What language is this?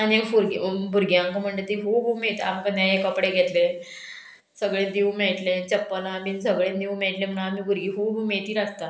Konkani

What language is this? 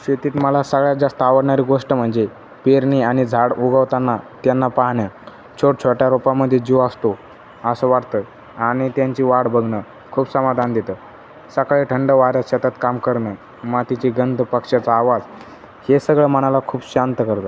Marathi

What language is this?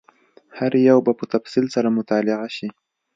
Pashto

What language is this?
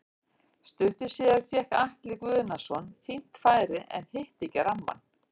Icelandic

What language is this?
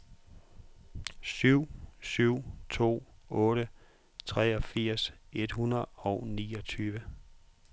Danish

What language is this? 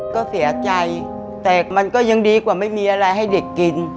Thai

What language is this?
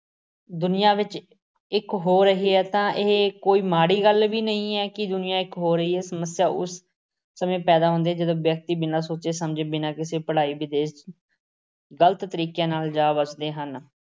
Punjabi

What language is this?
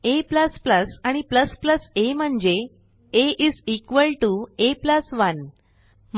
Marathi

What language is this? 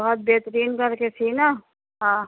Urdu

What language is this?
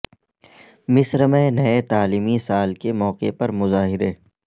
Urdu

